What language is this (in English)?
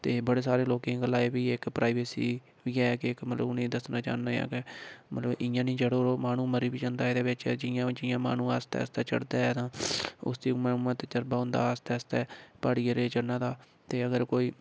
Dogri